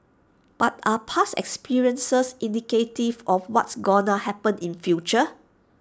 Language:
English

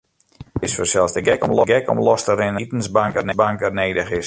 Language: Western Frisian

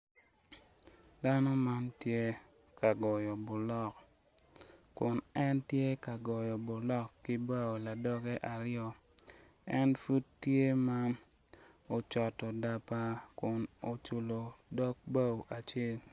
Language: Acoli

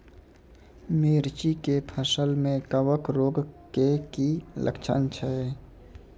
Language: Maithili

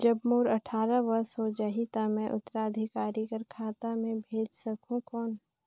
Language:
Chhattisgarhi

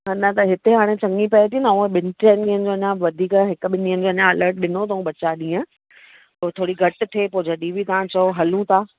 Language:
Sindhi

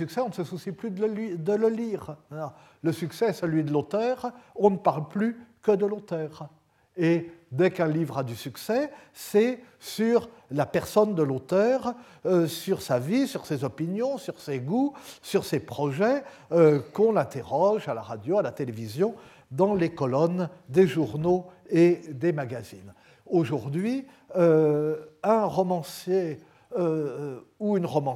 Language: French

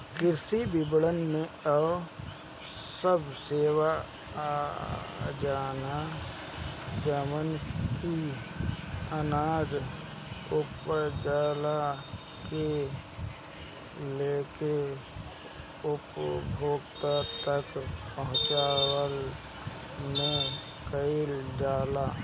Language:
Bhojpuri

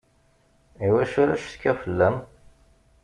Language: Kabyle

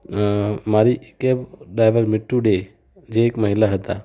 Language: Gujarati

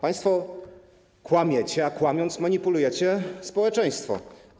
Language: Polish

